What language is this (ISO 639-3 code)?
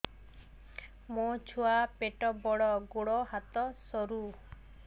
ori